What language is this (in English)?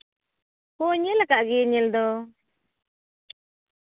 Santali